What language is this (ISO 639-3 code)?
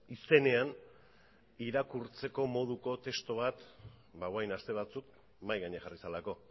eus